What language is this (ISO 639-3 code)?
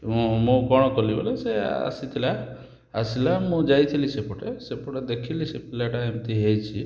ori